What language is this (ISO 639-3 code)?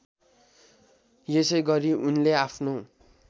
nep